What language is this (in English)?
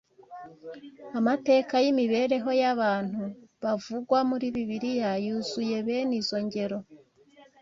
Kinyarwanda